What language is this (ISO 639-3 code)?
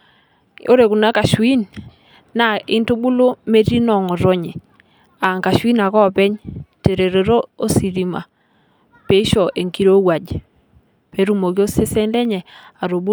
mas